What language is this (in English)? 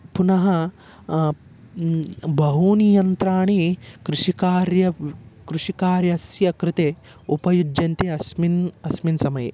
Sanskrit